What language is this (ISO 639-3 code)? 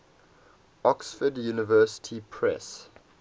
eng